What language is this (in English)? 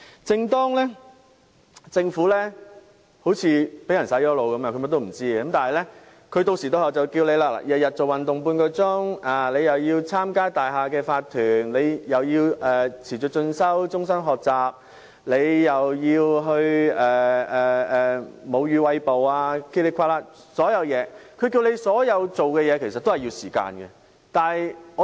Cantonese